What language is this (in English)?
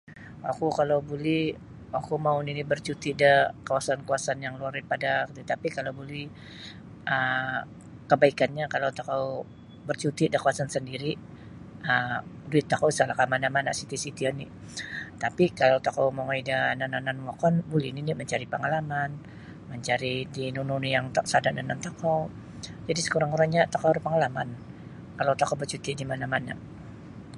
Sabah Bisaya